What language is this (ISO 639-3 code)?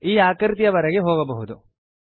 kan